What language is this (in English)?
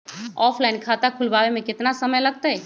Magahi